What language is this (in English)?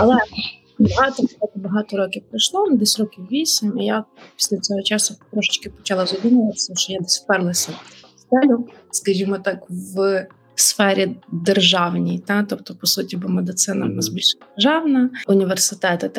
Ukrainian